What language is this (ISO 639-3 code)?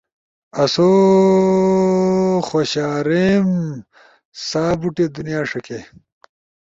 ush